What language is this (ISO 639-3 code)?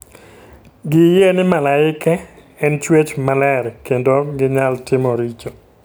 luo